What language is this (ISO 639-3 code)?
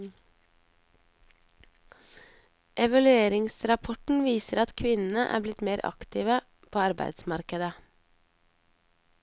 nor